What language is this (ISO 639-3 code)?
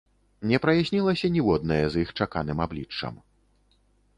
bel